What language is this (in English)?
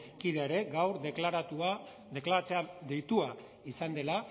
Basque